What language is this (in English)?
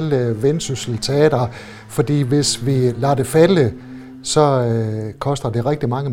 Danish